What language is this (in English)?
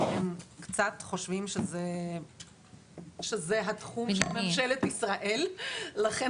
Hebrew